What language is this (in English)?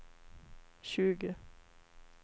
Swedish